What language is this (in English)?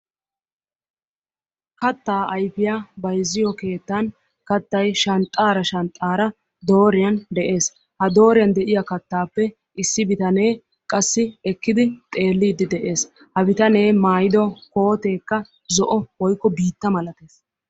Wolaytta